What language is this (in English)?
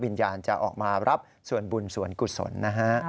Thai